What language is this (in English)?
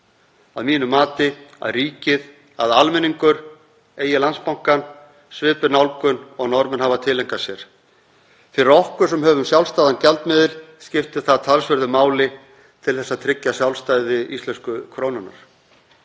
Icelandic